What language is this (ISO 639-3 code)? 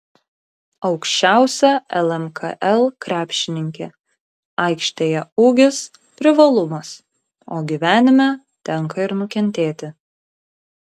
lit